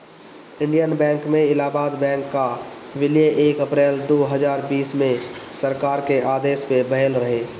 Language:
Bhojpuri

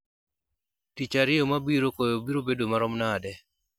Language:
Luo (Kenya and Tanzania)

